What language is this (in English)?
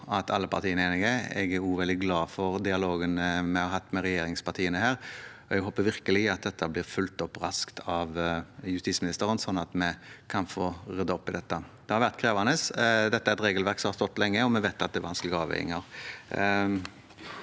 Norwegian